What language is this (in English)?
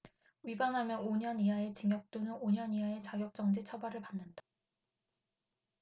Korean